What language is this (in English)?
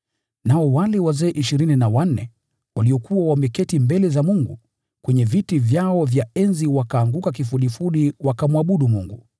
Swahili